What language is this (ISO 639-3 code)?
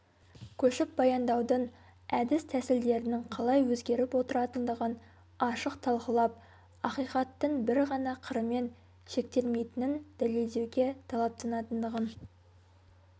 kaz